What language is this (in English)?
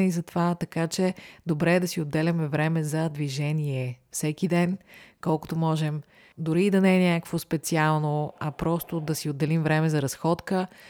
Bulgarian